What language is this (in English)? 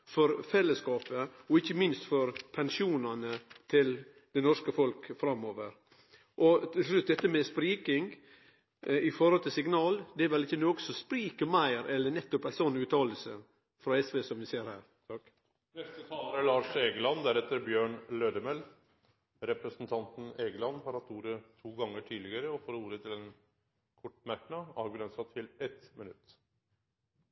Norwegian Nynorsk